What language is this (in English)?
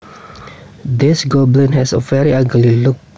Javanese